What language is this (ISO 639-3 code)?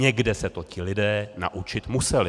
ces